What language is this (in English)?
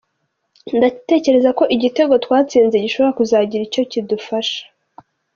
Kinyarwanda